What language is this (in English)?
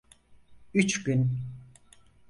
Turkish